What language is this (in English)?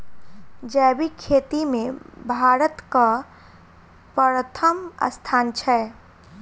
Maithili